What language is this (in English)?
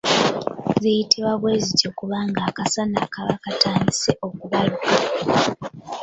Ganda